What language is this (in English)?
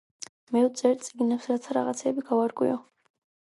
Georgian